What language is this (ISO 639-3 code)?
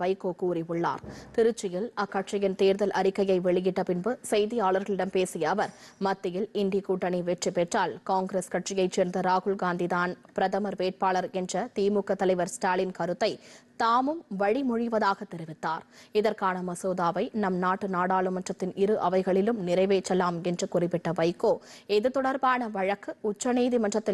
tam